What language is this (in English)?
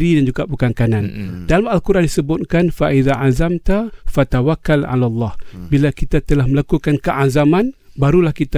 Malay